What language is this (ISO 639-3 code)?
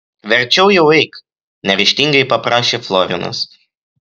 lit